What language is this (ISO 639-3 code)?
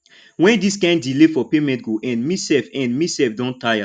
pcm